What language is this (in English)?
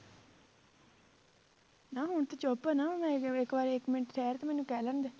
Punjabi